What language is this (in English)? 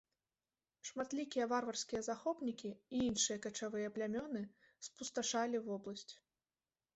Belarusian